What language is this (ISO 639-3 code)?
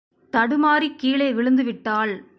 tam